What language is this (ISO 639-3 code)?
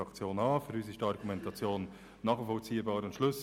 gsw